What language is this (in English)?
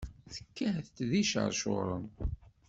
Kabyle